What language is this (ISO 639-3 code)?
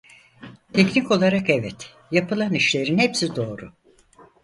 tur